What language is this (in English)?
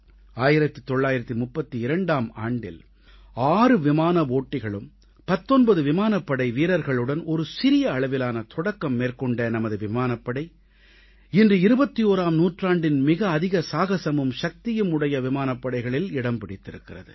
Tamil